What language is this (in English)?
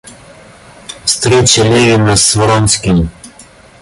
Russian